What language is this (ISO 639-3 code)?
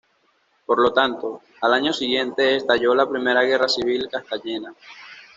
spa